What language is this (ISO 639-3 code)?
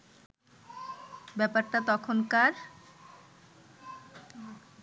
ben